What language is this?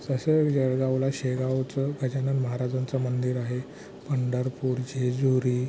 Marathi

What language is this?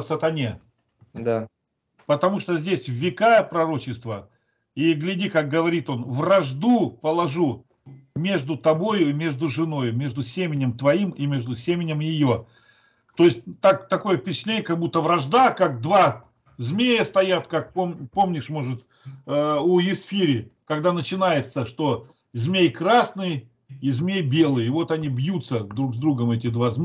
Russian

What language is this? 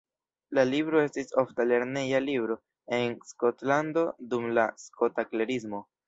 Esperanto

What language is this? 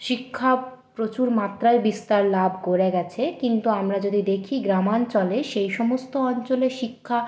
Bangla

